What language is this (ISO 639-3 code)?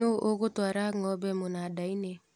kik